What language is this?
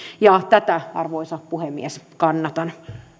Finnish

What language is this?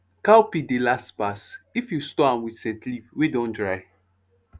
Nigerian Pidgin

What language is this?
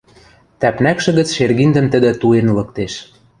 Western Mari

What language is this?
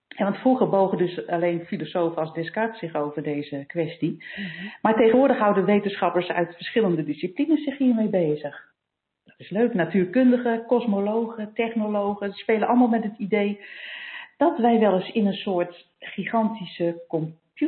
Dutch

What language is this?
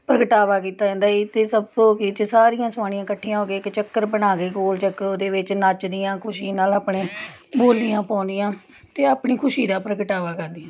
Punjabi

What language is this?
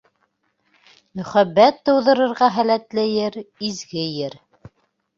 Bashkir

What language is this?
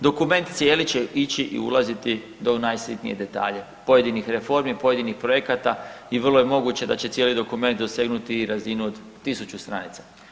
Croatian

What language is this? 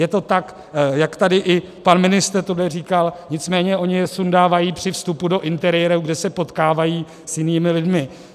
Czech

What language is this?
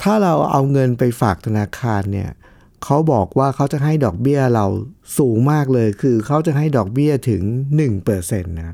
Thai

